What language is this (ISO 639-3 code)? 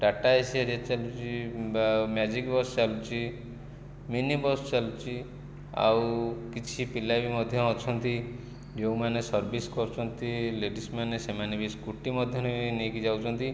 ori